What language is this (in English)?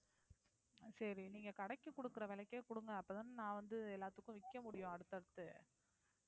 Tamil